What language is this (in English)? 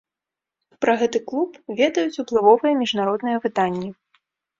Belarusian